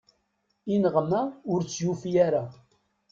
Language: Kabyle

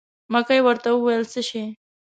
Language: Pashto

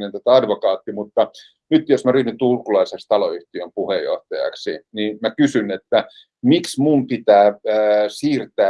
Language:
Finnish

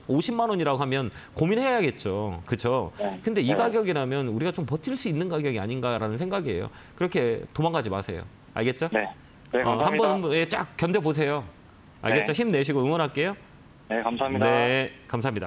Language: Korean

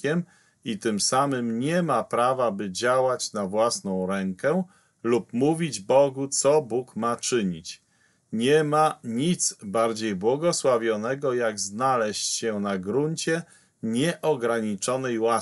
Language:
Polish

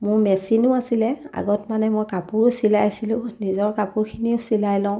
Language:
Assamese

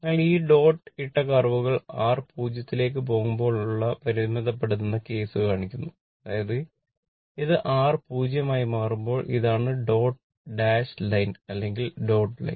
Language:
Malayalam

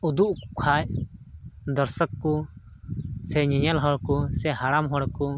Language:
Santali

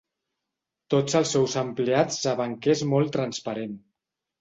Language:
Catalan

